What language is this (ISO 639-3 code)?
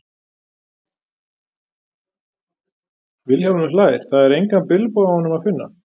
isl